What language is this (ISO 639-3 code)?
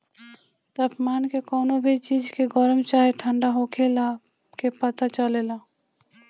bho